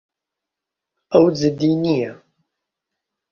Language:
Central Kurdish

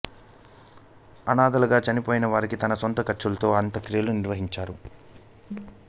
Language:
Telugu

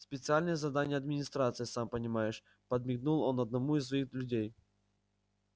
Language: Russian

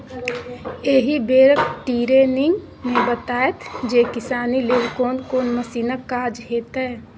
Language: Maithili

